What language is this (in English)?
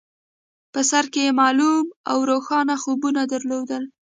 Pashto